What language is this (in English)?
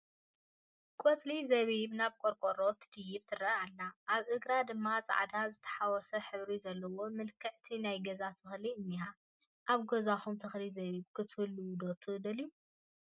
Tigrinya